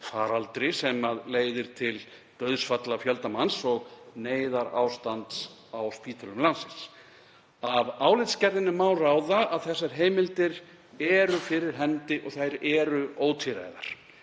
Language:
Icelandic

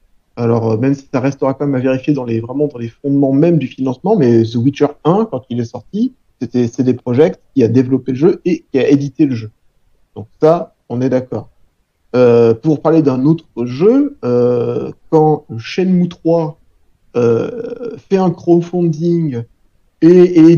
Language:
French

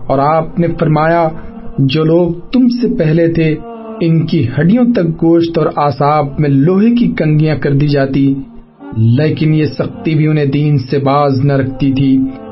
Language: Urdu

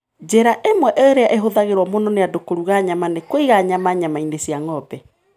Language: Kikuyu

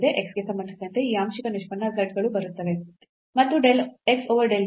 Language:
Kannada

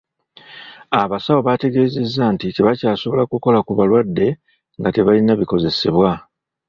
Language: Ganda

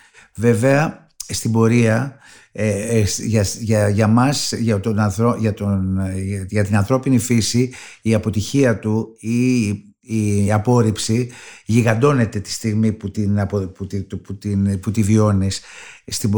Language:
Greek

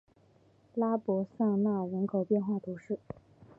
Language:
Chinese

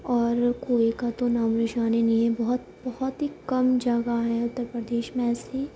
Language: Urdu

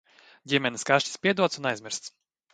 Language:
Latvian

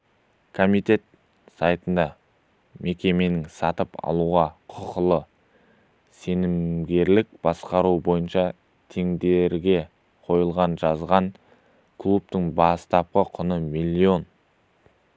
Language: Kazakh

